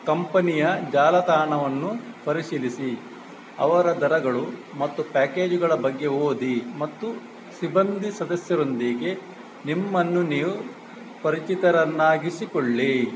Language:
Kannada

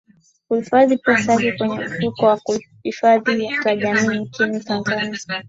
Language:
Swahili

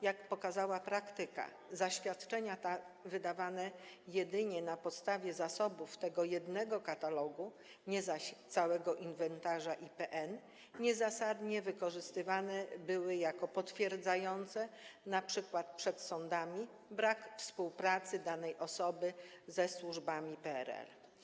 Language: Polish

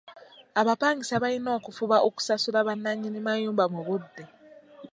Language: Ganda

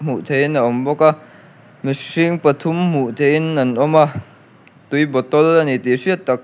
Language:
Mizo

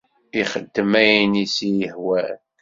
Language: Kabyle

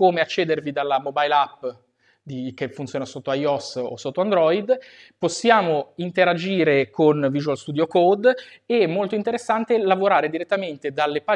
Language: Italian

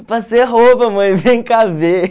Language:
Portuguese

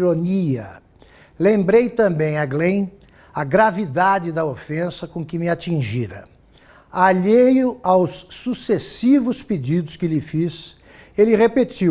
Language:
Portuguese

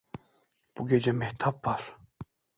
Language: Turkish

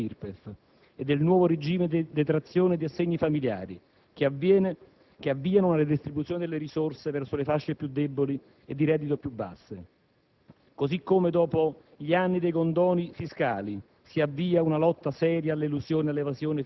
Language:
Italian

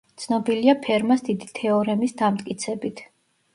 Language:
Georgian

